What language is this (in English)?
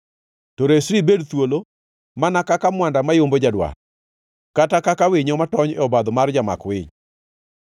Luo (Kenya and Tanzania)